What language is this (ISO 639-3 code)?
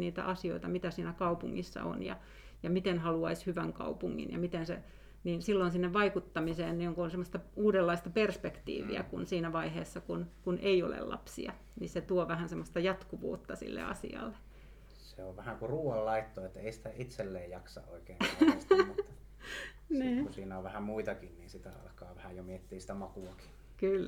fin